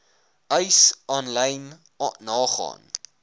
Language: Afrikaans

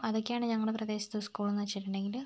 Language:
Malayalam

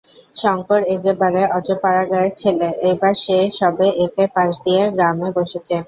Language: Bangla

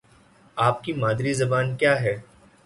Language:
Urdu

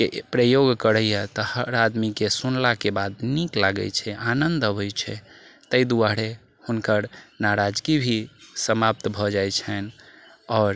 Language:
Maithili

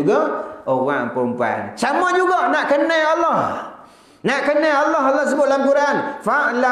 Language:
Malay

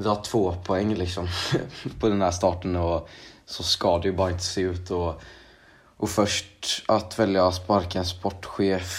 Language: Swedish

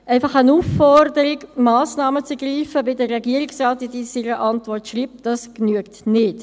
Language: Swiss German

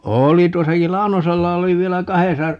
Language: Finnish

